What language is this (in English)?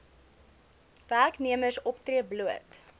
Afrikaans